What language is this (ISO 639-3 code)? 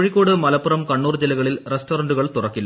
mal